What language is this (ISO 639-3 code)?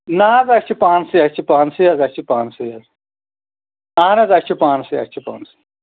kas